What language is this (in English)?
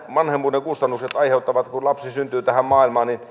Finnish